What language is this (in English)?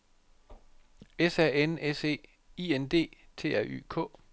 Danish